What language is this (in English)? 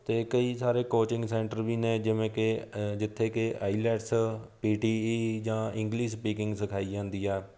Punjabi